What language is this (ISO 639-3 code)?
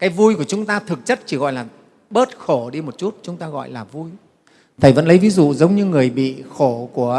vie